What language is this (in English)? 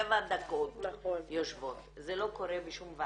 Hebrew